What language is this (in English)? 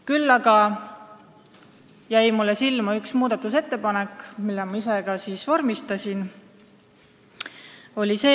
Estonian